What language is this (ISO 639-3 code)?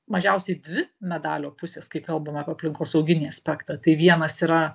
lit